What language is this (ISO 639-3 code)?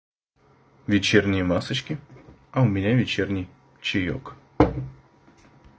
rus